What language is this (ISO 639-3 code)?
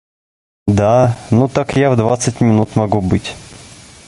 rus